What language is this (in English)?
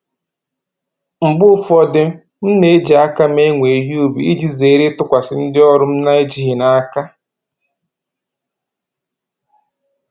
Igbo